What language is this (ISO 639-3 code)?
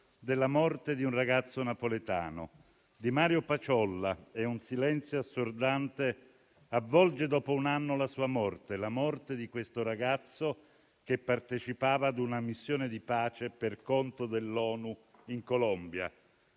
ita